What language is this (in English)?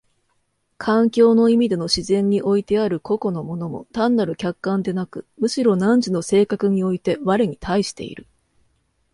Japanese